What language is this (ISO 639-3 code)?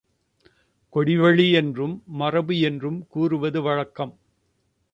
tam